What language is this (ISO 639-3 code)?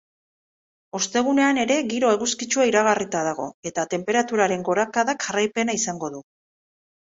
eus